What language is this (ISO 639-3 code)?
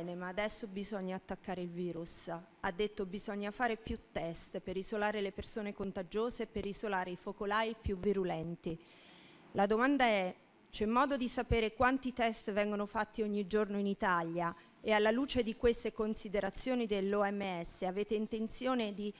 ita